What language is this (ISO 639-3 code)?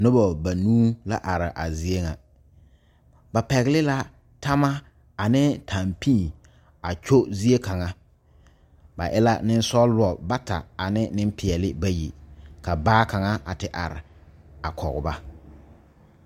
dga